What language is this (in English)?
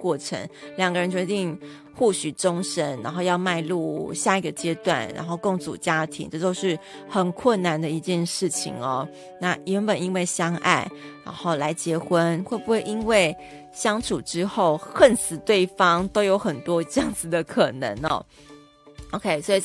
Chinese